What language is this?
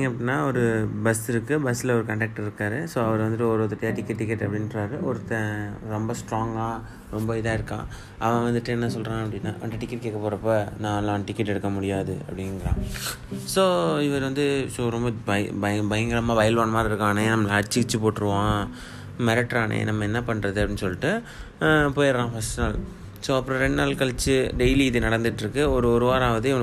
Tamil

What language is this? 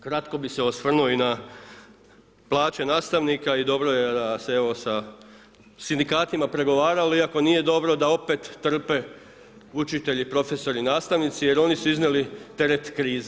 Croatian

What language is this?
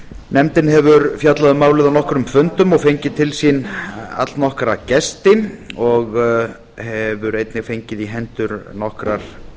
Icelandic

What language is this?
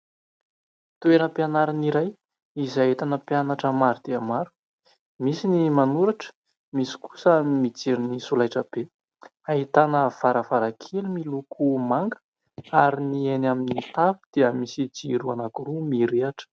Malagasy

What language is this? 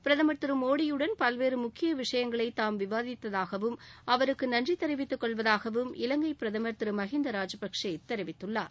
Tamil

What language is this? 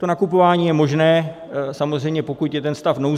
Czech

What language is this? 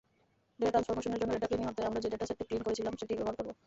Bangla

